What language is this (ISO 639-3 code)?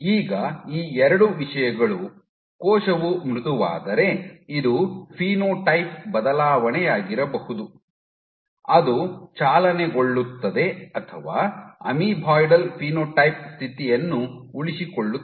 kan